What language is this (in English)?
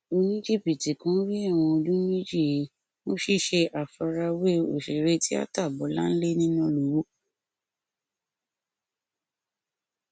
Yoruba